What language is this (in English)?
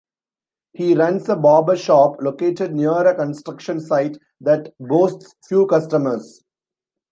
English